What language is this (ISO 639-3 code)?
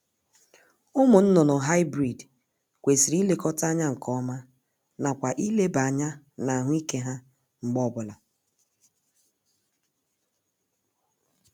ibo